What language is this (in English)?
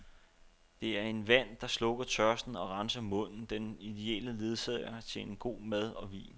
Danish